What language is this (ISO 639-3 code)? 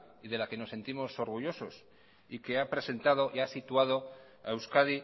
spa